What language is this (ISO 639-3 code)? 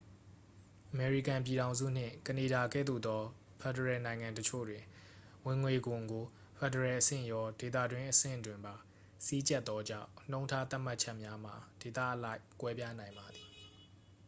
mya